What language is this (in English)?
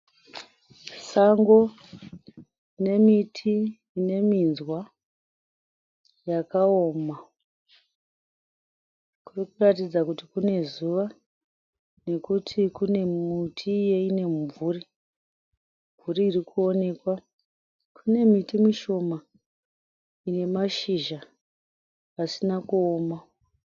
Shona